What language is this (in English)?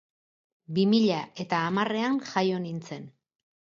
Basque